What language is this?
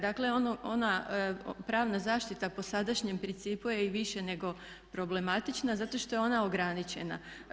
Croatian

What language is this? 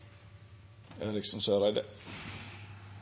Norwegian Nynorsk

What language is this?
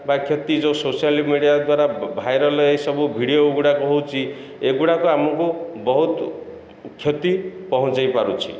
Odia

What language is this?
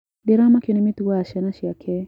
Kikuyu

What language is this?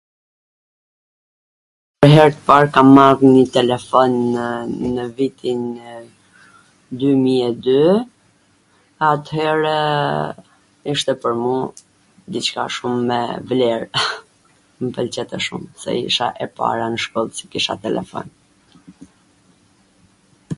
Gheg Albanian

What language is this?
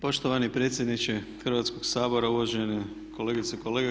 Croatian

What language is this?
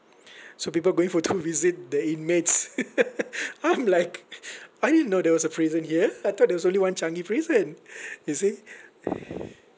English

